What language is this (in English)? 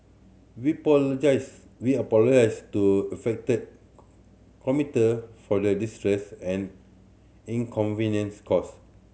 English